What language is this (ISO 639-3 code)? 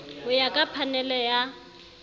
sot